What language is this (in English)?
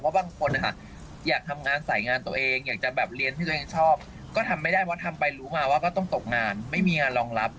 Thai